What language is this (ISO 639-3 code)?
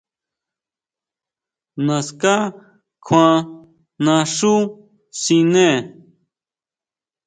mau